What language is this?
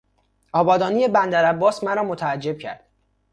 Persian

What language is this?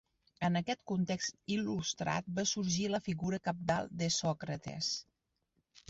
Catalan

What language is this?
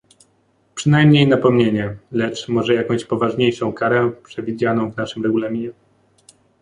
Polish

